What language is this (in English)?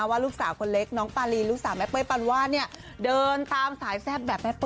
Thai